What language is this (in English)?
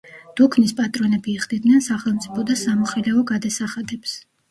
Georgian